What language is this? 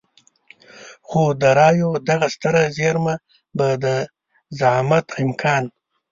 Pashto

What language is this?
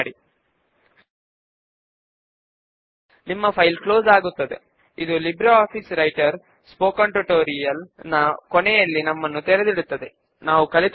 Telugu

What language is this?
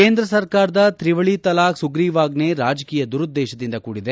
Kannada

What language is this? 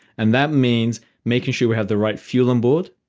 English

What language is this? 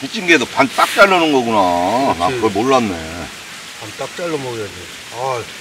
Korean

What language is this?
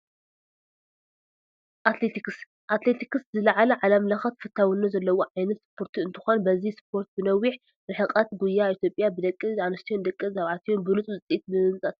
Tigrinya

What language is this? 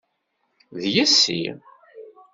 Kabyle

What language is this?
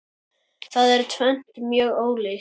Icelandic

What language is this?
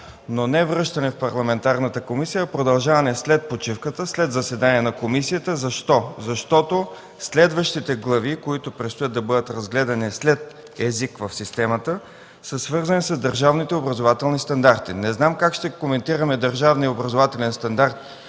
Bulgarian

